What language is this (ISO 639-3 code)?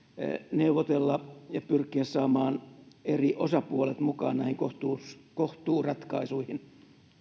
fin